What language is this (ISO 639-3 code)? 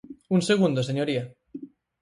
glg